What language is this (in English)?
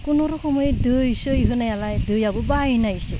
Bodo